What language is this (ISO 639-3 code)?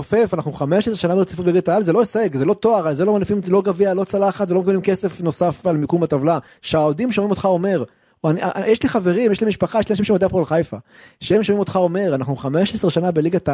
heb